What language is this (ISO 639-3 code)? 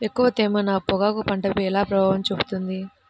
tel